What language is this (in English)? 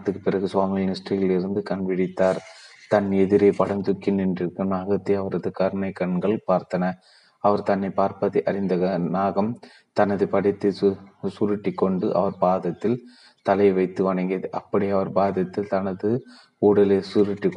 Tamil